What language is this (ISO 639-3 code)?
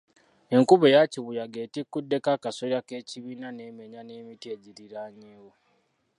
lug